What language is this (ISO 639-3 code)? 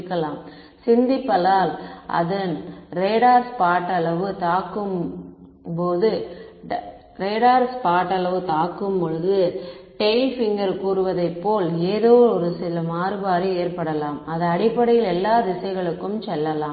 tam